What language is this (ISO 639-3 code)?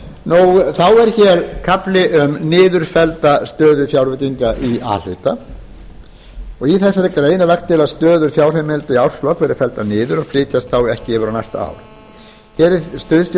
isl